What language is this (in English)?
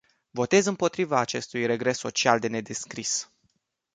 Romanian